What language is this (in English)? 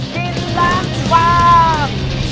Thai